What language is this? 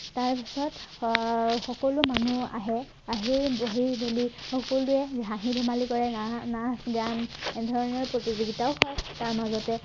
Assamese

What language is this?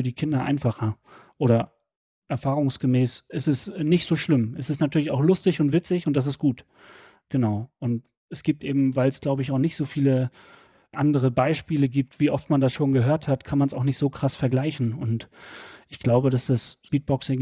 German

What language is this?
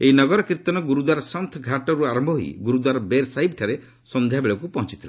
Odia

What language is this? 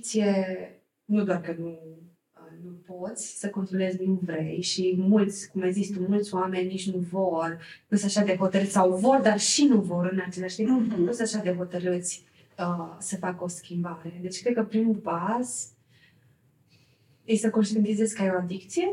Romanian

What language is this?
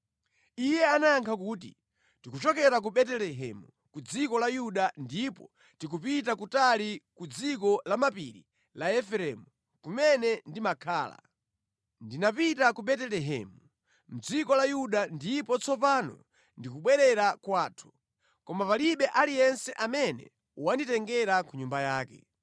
Nyanja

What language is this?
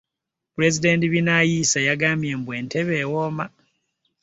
Ganda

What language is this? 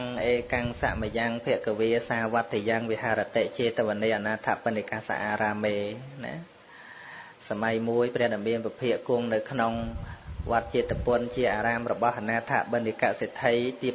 Vietnamese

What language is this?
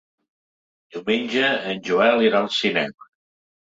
Catalan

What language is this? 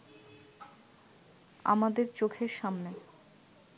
Bangla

